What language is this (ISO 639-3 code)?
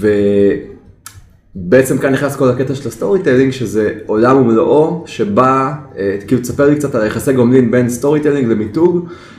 heb